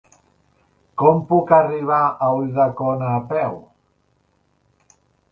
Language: Catalan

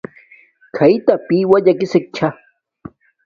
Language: Domaaki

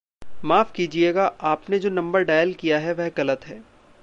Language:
Hindi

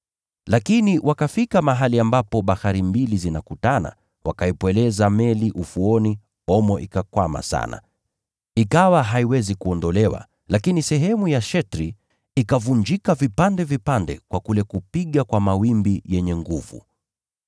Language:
Swahili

